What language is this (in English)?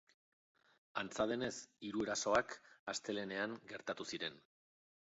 Basque